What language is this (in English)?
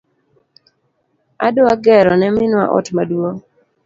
Luo (Kenya and Tanzania)